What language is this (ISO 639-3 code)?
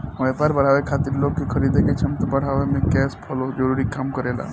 bho